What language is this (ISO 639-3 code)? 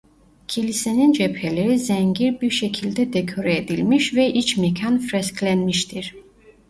tur